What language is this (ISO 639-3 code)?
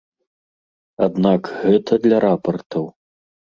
bel